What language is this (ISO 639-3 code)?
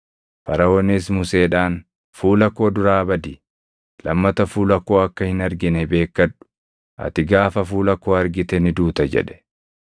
orm